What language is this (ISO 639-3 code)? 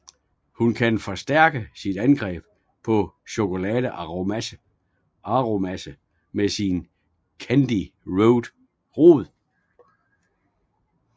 dan